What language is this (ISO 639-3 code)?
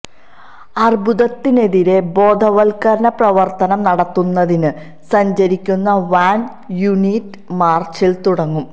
mal